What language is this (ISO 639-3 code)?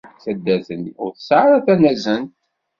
kab